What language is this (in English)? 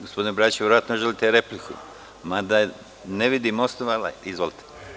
Serbian